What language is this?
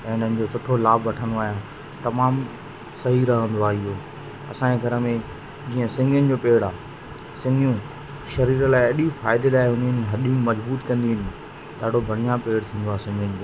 Sindhi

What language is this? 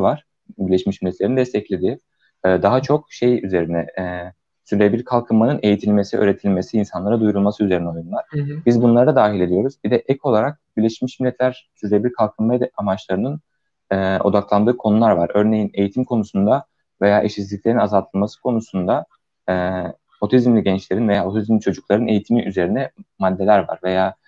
Turkish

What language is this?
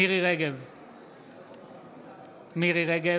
Hebrew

